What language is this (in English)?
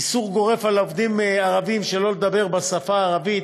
Hebrew